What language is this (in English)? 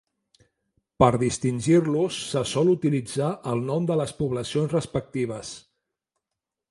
Catalan